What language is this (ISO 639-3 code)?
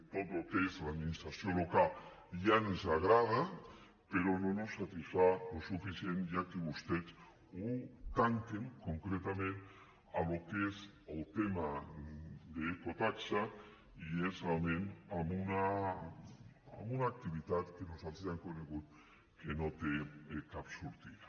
cat